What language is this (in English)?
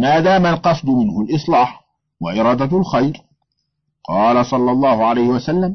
Arabic